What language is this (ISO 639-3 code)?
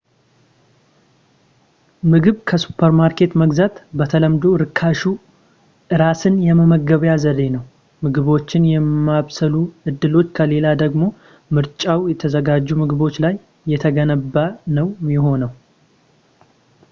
amh